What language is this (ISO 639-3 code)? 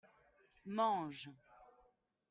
fra